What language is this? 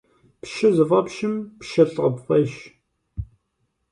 Kabardian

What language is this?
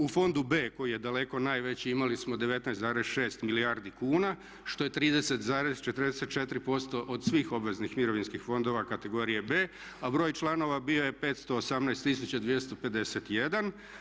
Croatian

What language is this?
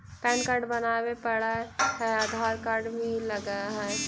Magahi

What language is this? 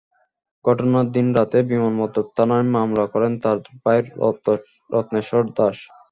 Bangla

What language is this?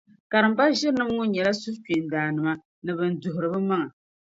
Dagbani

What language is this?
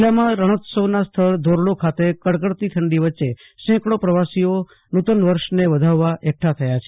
Gujarati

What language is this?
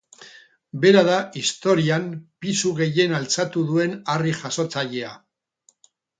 Basque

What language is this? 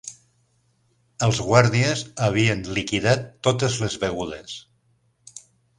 Catalan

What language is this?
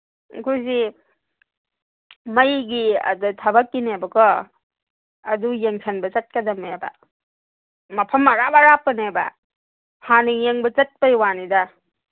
Manipuri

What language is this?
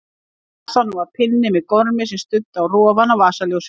Icelandic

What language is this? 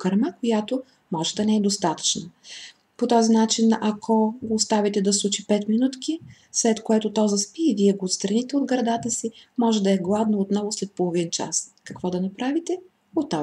Bulgarian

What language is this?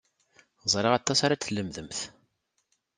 Kabyle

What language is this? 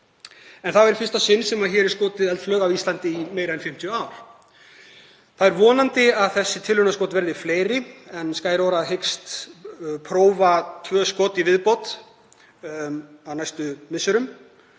Icelandic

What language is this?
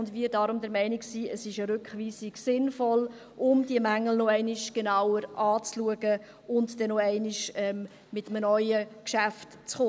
Swiss German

